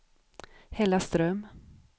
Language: Swedish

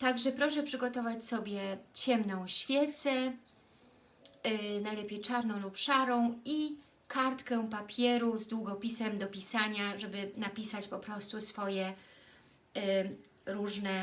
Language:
Polish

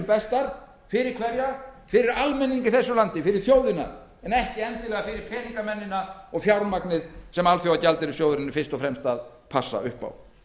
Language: Icelandic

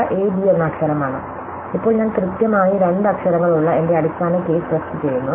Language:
Malayalam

